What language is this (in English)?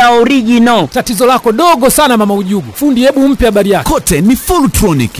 Swahili